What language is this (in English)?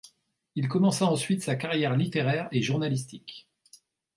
French